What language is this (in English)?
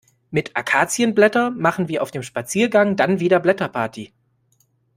German